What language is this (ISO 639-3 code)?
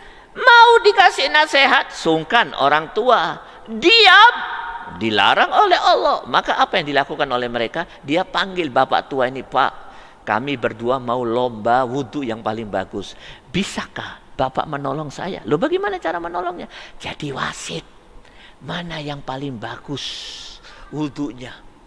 ind